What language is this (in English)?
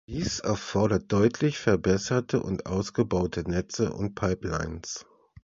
German